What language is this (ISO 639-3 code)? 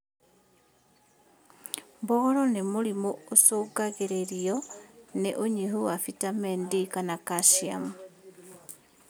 kik